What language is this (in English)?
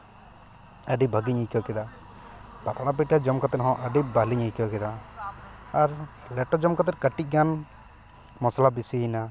Santali